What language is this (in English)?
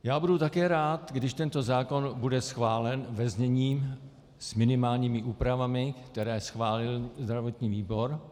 Czech